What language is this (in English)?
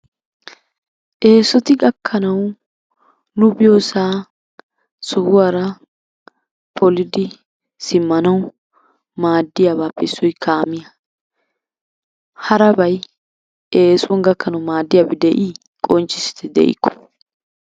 Wolaytta